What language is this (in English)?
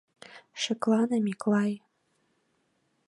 Mari